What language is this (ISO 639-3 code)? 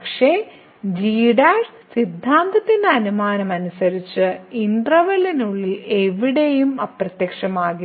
mal